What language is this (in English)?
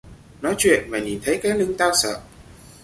Vietnamese